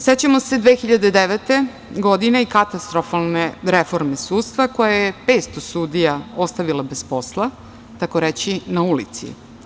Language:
Serbian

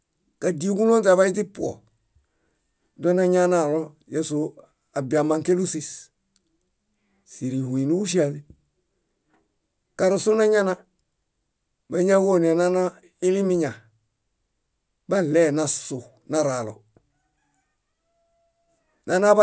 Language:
Bayot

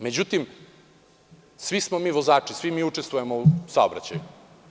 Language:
Serbian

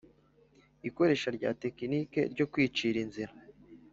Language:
Kinyarwanda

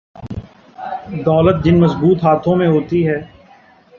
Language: Urdu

